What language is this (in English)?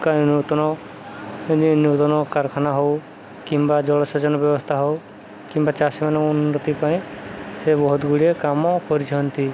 Odia